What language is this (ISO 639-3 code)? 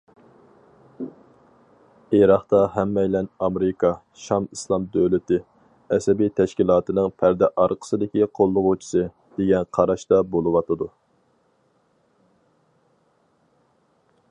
uig